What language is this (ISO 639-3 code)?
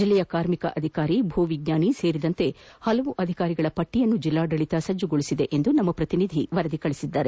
kan